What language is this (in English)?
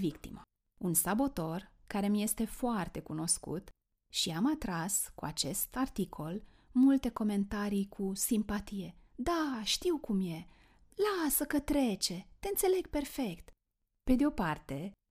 Romanian